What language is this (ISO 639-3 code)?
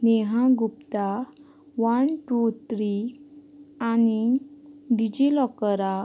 kok